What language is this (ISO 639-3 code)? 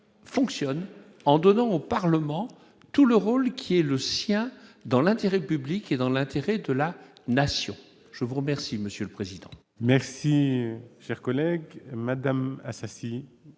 fra